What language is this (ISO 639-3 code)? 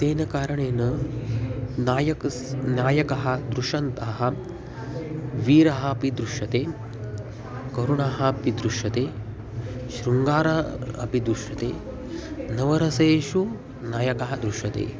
san